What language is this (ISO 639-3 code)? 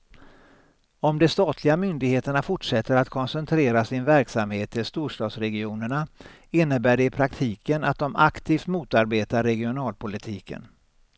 swe